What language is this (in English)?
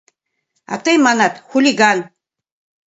Mari